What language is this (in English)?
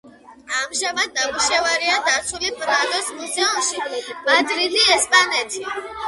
Georgian